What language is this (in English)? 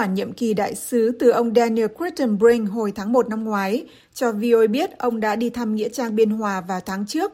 Vietnamese